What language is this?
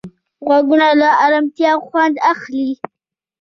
Pashto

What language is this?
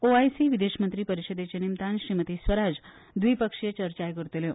Konkani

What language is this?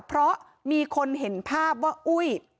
Thai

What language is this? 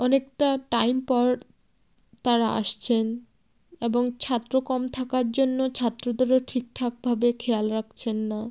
Bangla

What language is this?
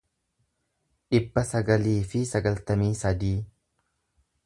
Oromo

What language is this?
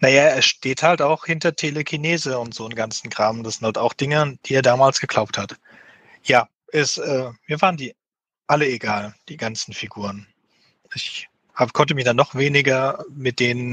German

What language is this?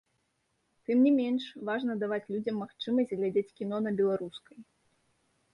Belarusian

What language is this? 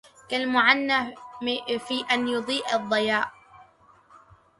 Arabic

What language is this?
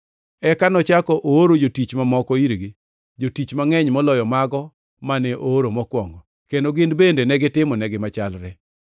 Luo (Kenya and Tanzania)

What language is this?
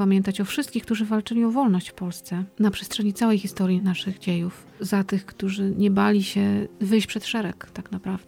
Polish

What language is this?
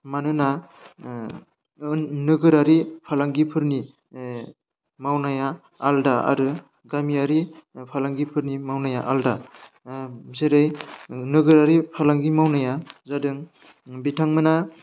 Bodo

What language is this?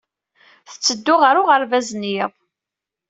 Kabyle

